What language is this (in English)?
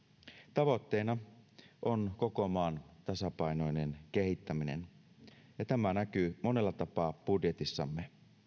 Finnish